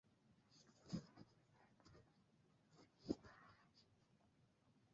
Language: Bangla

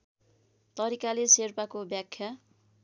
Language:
Nepali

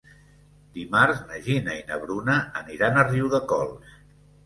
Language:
Catalan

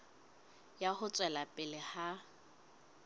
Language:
Southern Sotho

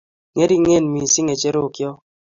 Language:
Kalenjin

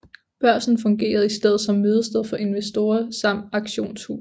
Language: Danish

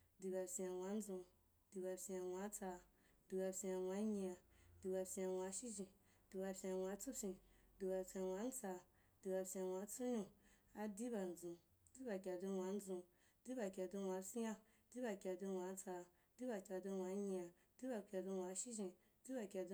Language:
Wapan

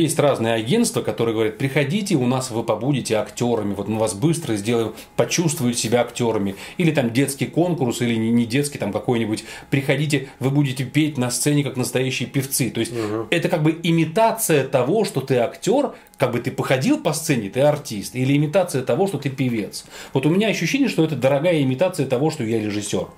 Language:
Russian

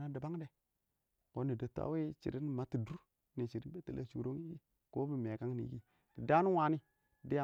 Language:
Awak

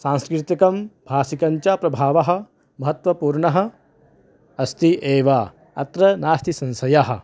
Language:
Sanskrit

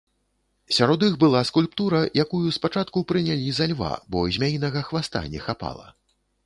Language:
Belarusian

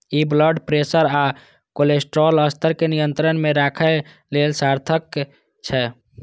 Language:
Maithili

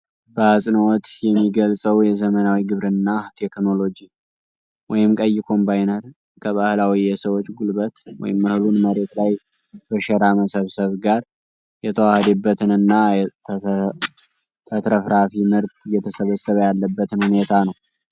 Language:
Amharic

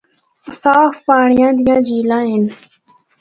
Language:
Northern Hindko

